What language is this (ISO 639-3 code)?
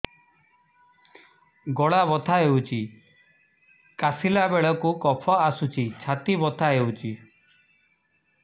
ori